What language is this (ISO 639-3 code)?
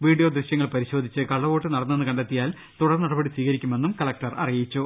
mal